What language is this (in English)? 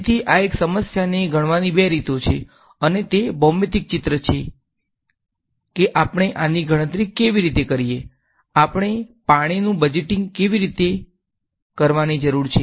Gujarati